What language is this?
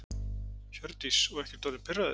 Icelandic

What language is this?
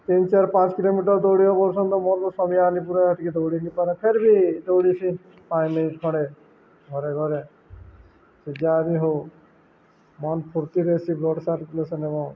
Odia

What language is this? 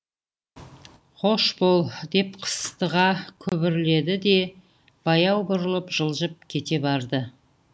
Kazakh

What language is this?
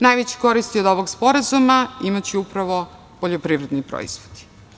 Serbian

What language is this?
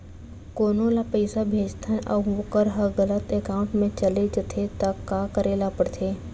Chhattisgarhi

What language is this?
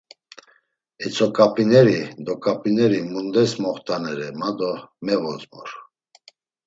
Laz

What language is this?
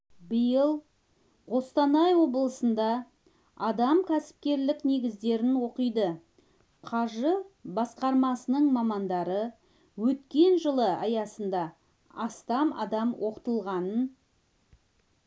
Kazakh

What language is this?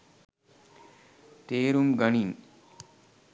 Sinhala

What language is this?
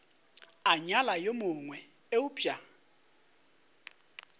Northern Sotho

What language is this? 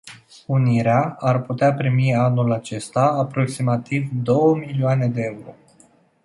Romanian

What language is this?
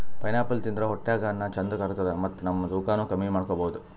Kannada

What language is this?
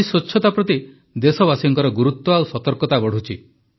Odia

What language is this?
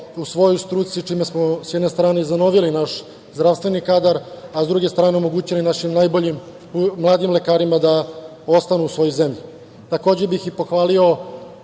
Serbian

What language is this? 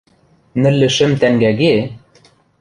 Western Mari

